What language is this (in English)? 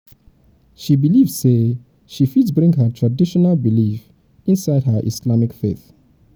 Nigerian Pidgin